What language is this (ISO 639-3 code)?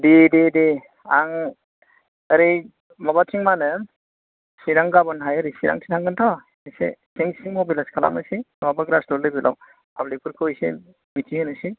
brx